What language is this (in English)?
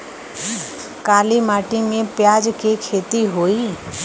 Bhojpuri